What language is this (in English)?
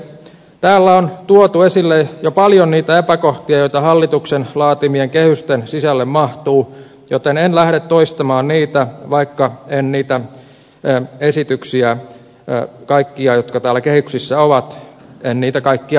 Finnish